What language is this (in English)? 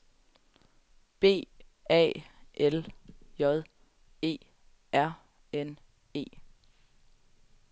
Danish